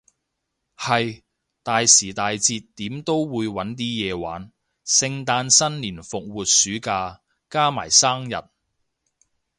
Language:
Cantonese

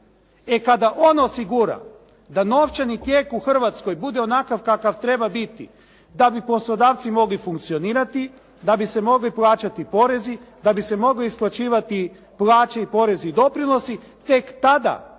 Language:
Croatian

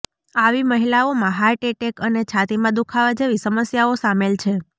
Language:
Gujarati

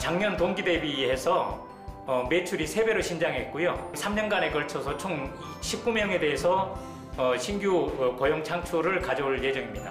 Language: Korean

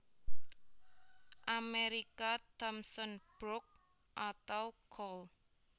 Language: Javanese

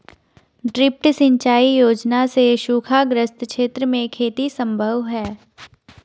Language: Hindi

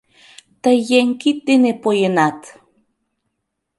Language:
Mari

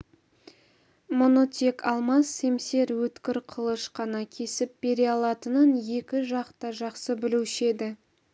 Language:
Kazakh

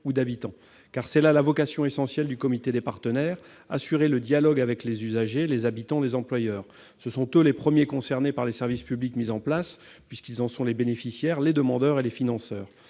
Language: French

